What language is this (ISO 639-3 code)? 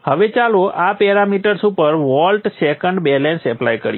guj